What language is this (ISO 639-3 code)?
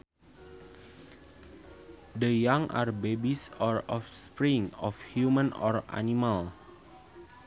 sun